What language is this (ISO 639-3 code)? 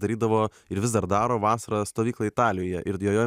lit